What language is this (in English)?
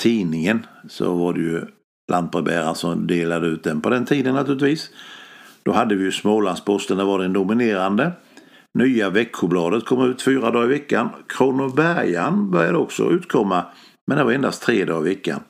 Swedish